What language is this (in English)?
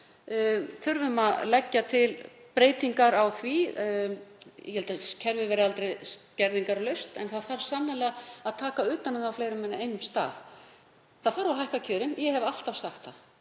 Icelandic